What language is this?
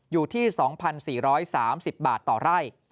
Thai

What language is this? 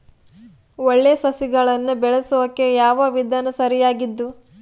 Kannada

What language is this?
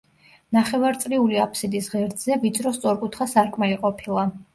Georgian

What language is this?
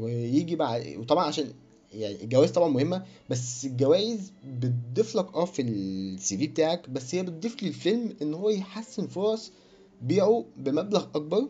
Arabic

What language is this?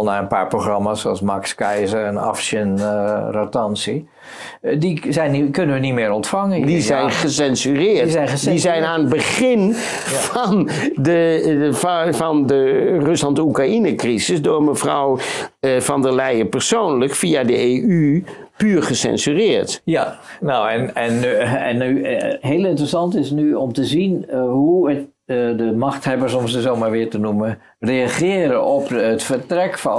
Dutch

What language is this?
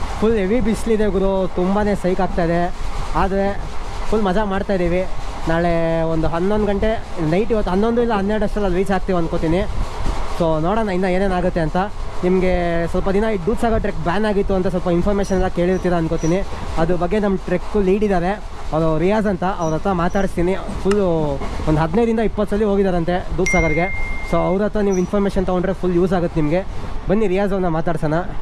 Kannada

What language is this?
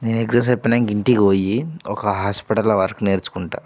Telugu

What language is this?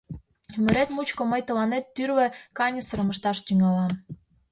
Mari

